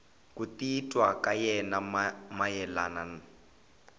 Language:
Tsonga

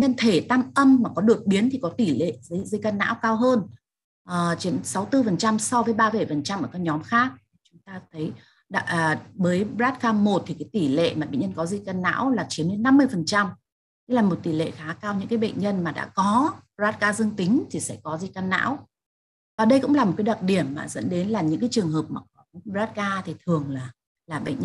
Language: Vietnamese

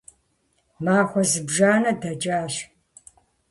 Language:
Kabardian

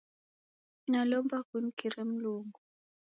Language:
Taita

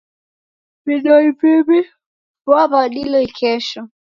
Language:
Taita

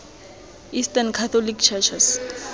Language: Tswana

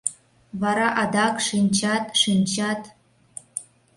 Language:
Mari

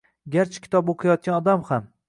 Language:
Uzbek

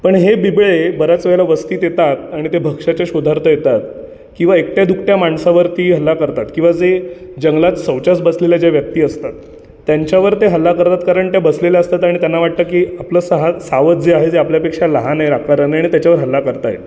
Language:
Marathi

